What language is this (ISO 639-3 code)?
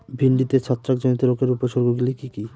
ben